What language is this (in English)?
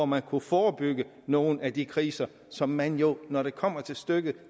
Danish